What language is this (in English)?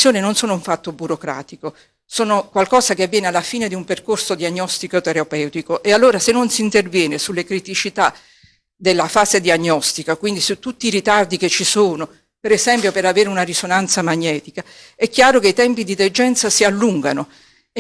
Italian